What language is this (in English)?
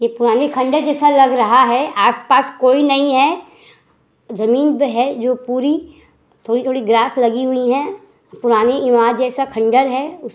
Hindi